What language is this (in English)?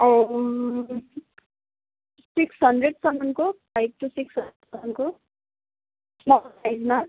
Nepali